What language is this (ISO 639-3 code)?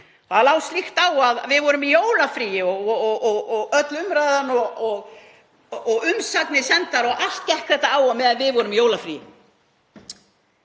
isl